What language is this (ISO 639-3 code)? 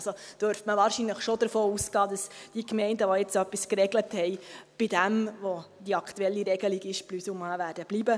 gsw